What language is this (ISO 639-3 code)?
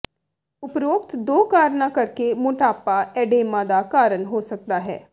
pan